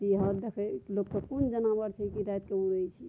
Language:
Maithili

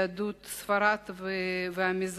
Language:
Hebrew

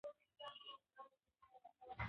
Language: Pashto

